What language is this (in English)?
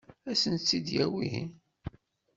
Kabyle